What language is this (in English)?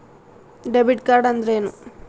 Kannada